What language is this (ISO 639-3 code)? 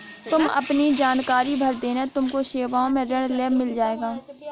hin